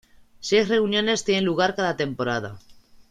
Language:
Spanish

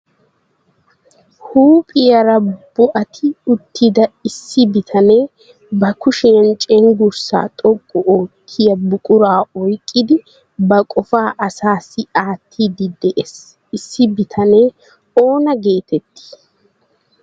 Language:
Wolaytta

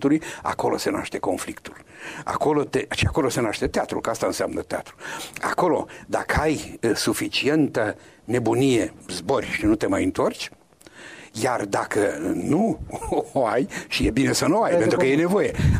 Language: Romanian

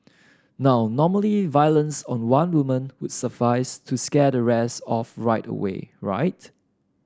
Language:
English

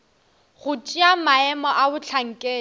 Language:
Northern Sotho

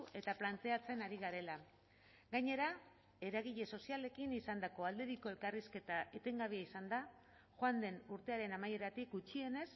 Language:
Basque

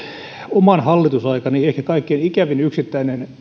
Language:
Finnish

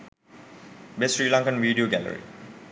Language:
Sinhala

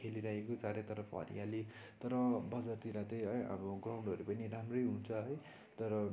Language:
Nepali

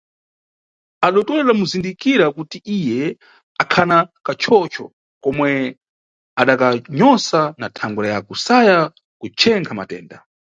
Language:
Nyungwe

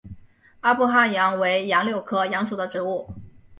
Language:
Chinese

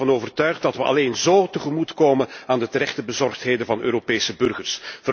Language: Dutch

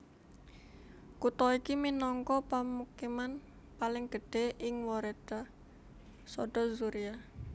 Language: Javanese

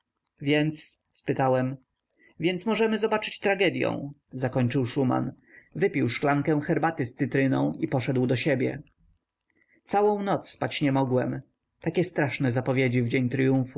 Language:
Polish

